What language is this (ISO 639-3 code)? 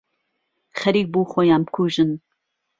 ckb